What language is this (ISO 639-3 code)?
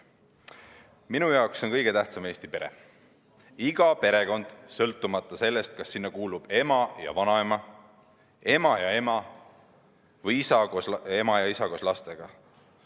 est